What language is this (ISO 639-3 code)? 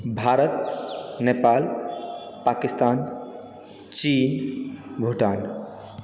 mai